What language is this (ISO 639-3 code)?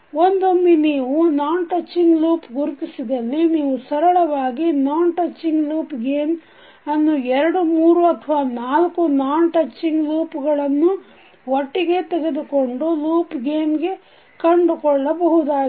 kan